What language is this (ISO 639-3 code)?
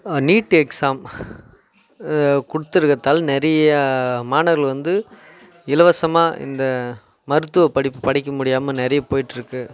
tam